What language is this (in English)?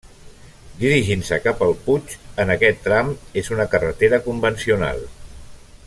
Catalan